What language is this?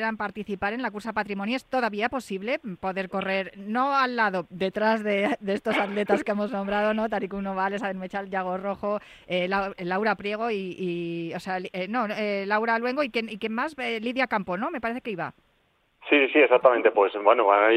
Spanish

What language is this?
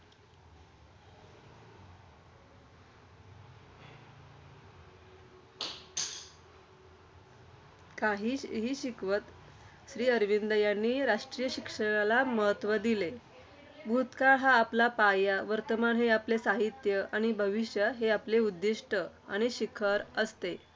Marathi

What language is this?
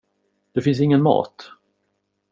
Swedish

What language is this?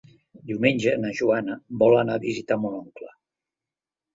Catalan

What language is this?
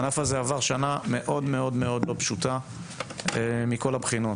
Hebrew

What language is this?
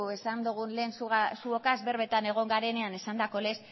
Basque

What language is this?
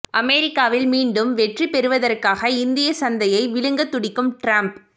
Tamil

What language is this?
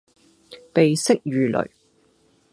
Cantonese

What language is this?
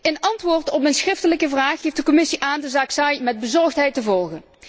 Dutch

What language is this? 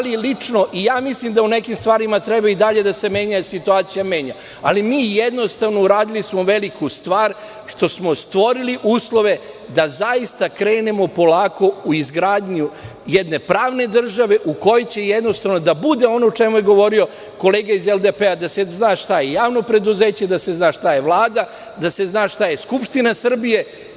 Serbian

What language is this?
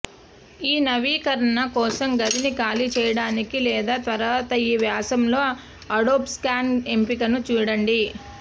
Telugu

